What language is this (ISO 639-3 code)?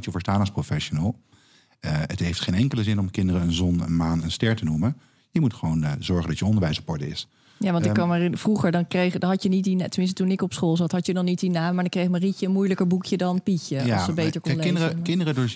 nld